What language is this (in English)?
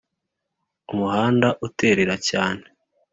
Kinyarwanda